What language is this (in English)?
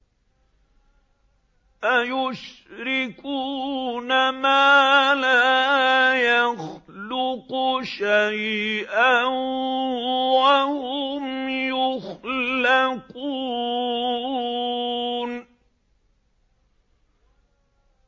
Arabic